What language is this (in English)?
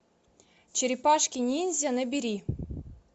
Russian